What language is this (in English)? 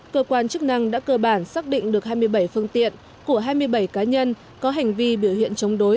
Vietnamese